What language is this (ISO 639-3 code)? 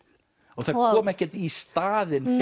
isl